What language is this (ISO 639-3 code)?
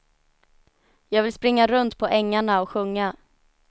swe